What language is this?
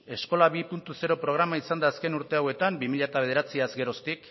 Basque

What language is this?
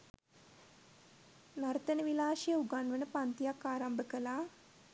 Sinhala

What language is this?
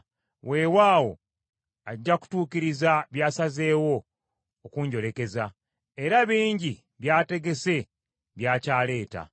Ganda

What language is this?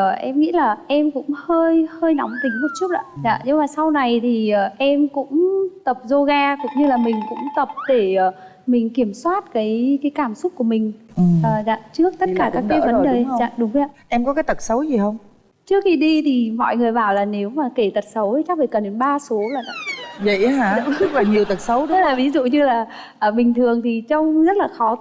Vietnamese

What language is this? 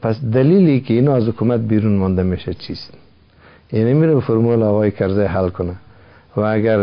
Persian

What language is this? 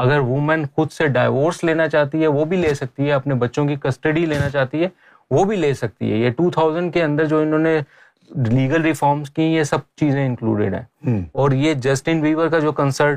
Urdu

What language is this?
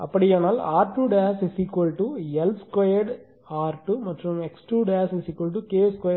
Tamil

